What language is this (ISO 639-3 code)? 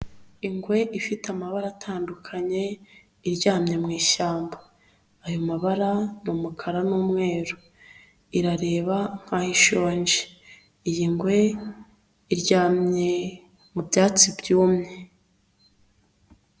kin